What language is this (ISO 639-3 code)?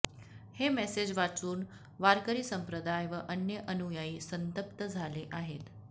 mar